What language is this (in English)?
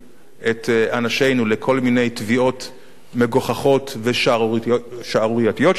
Hebrew